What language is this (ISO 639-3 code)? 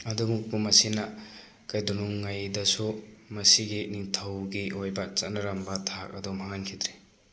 mni